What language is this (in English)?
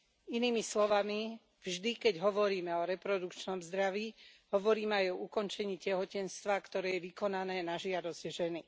Slovak